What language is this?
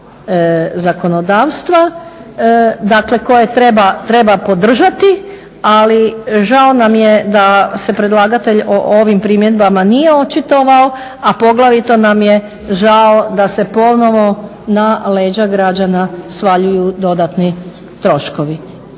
Croatian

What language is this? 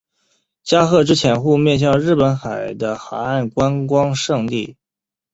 Chinese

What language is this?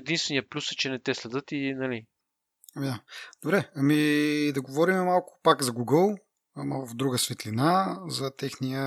Bulgarian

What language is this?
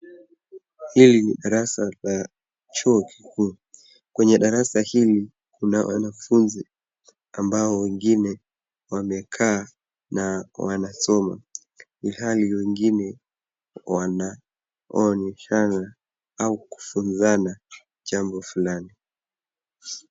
Swahili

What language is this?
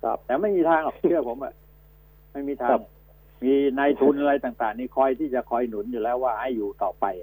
Thai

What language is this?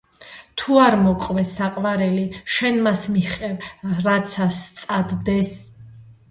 Georgian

